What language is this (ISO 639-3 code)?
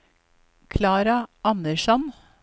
nor